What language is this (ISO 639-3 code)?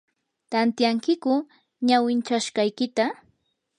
qur